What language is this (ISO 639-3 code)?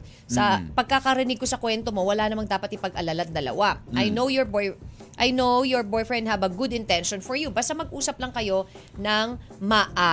fil